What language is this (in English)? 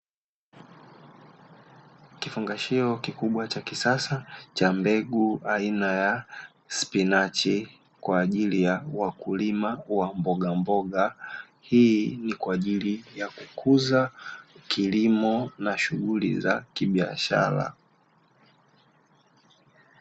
Swahili